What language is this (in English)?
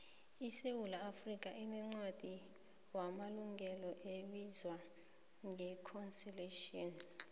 South Ndebele